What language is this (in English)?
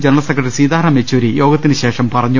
Malayalam